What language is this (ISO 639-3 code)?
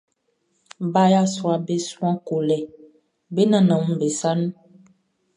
bci